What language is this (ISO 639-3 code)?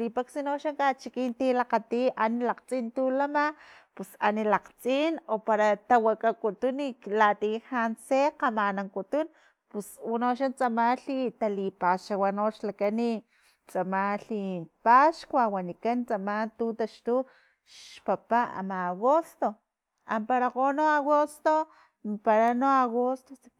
tlp